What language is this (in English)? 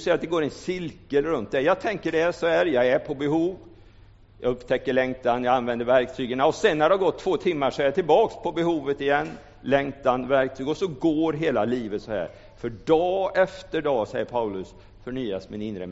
Swedish